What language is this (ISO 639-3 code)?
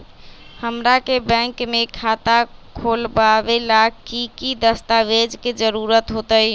mag